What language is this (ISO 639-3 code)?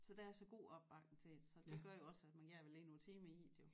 dan